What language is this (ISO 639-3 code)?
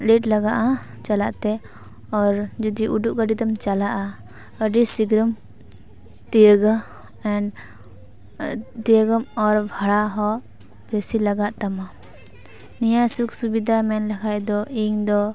sat